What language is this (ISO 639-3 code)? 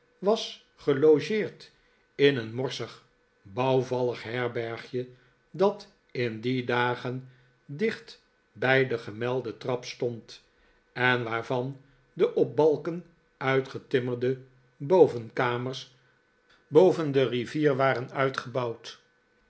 nld